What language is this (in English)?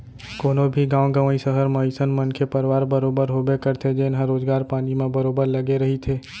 Chhattisgarhi